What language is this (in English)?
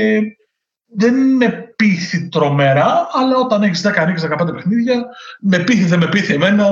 Greek